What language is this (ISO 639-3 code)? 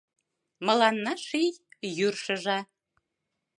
chm